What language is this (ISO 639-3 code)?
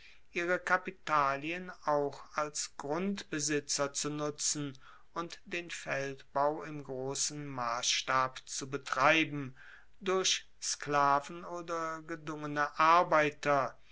deu